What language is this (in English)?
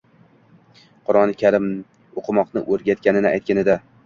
Uzbek